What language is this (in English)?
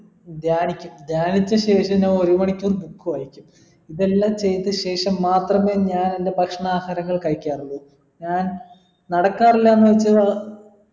Malayalam